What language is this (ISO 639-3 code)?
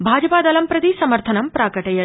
san